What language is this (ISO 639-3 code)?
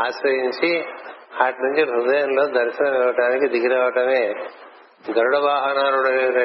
tel